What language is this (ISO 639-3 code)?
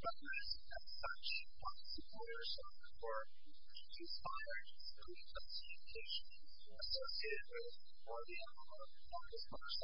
eng